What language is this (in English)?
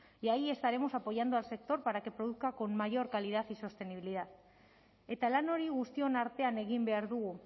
Spanish